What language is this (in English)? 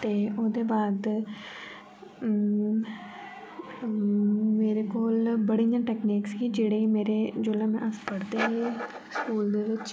Dogri